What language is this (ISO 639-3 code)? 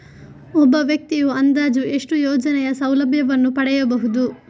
kan